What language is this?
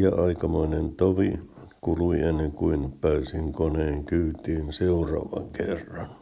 Finnish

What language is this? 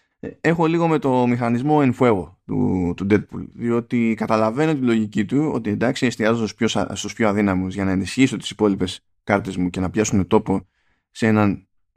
Greek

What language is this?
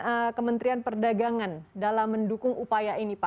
Indonesian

